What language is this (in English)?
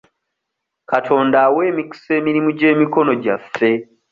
Ganda